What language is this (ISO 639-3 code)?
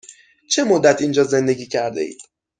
fas